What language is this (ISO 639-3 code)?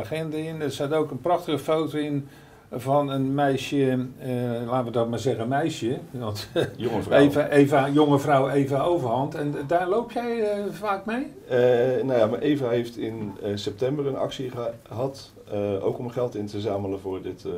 nld